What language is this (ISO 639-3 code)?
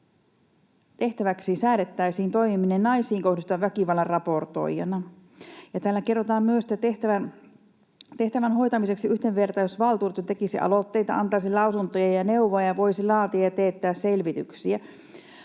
fin